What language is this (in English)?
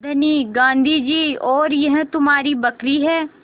Hindi